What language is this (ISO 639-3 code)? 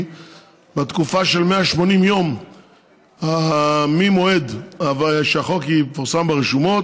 heb